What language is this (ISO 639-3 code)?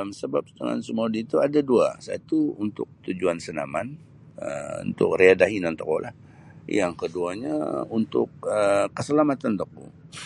bsy